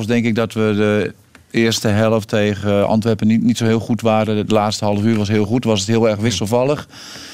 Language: Dutch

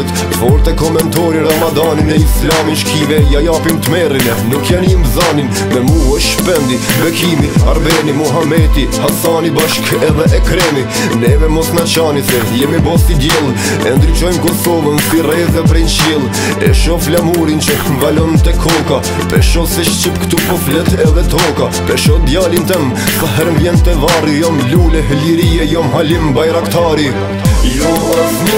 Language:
Romanian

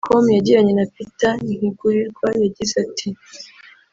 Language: Kinyarwanda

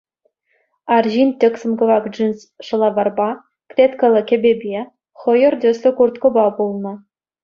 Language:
Chuvash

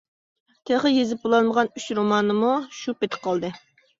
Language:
Uyghur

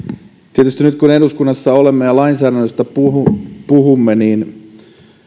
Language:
Finnish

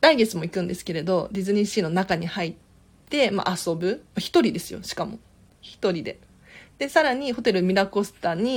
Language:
Japanese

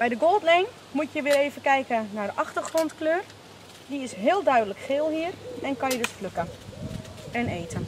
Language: Dutch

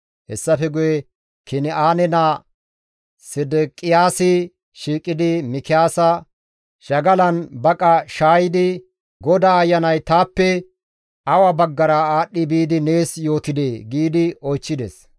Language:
Gamo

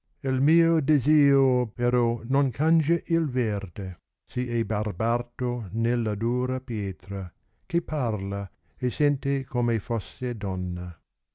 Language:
Italian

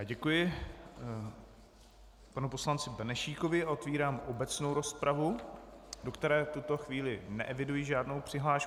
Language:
Czech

